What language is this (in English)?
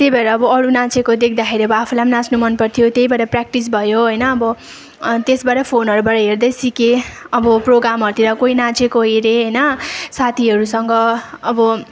Nepali